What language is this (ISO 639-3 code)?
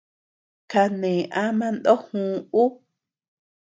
cux